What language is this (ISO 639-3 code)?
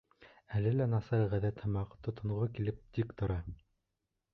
bak